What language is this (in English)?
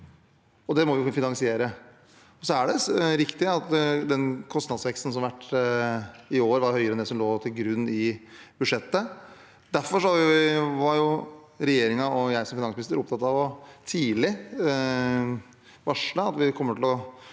Norwegian